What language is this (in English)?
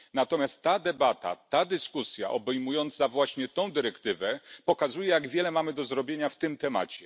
Polish